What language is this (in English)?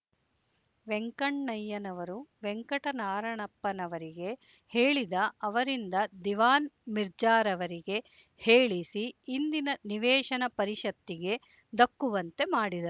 Kannada